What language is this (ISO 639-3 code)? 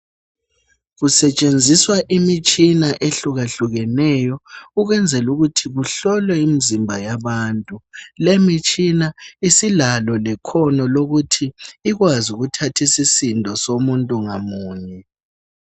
nde